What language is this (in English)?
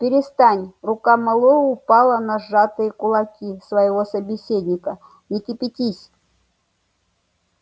Russian